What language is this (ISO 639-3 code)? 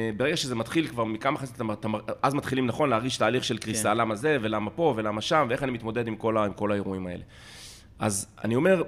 heb